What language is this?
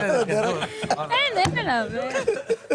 Hebrew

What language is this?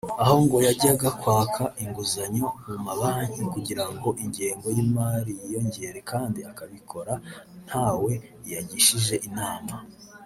Kinyarwanda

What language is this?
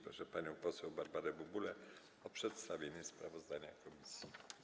Polish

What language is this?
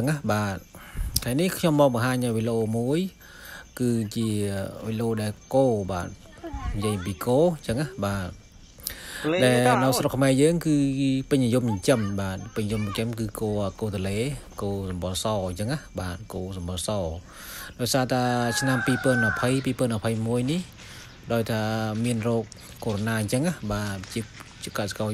Vietnamese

